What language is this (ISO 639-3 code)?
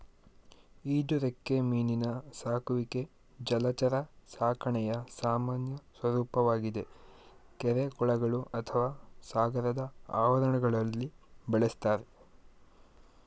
kan